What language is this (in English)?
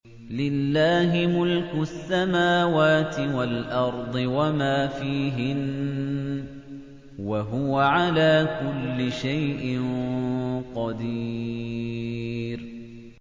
Arabic